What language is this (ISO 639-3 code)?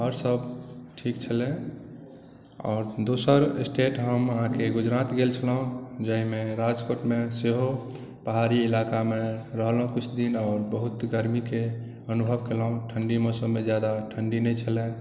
mai